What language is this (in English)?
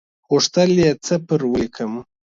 Pashto